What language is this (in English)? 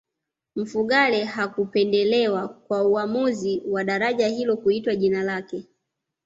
Swahili